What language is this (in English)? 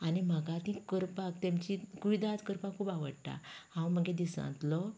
Konkani